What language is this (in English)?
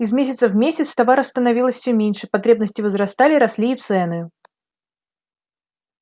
Russian